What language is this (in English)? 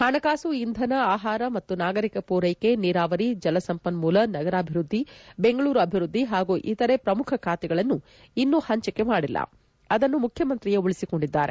Kannada